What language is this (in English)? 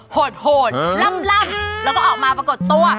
Thai